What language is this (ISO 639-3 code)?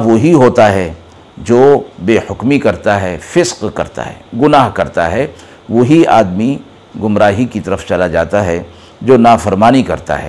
urd